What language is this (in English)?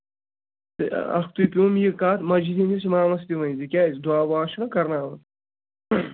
Kashmiri